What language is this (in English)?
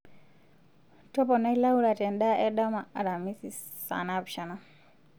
Masai